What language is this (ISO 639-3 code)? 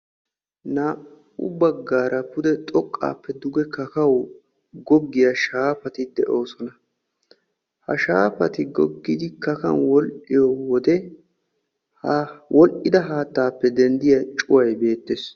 wal